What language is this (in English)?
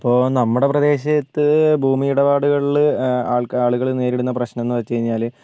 Malayalam